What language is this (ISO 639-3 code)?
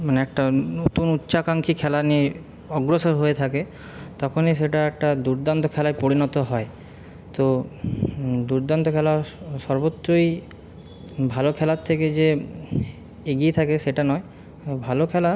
ben